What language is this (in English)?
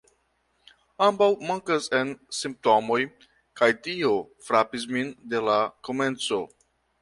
Esperanto